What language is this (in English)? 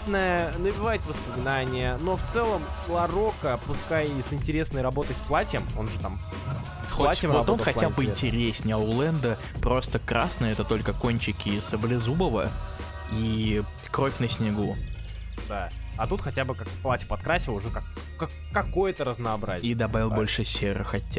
Russian